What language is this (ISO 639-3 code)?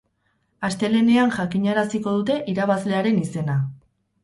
eus